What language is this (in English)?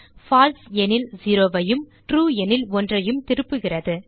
Tamil